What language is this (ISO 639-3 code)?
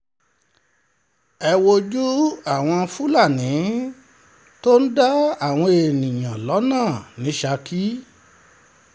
yor